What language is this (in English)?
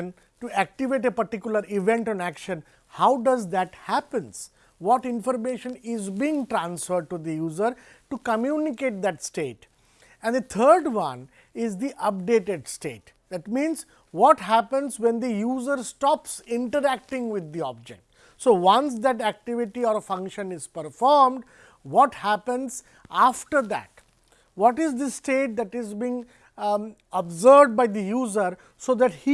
English